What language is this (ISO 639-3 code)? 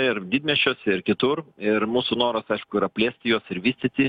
lit